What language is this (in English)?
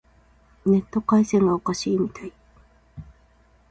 Japanese